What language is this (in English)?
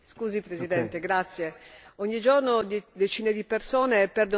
Italian